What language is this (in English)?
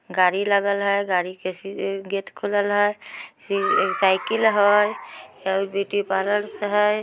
Magahi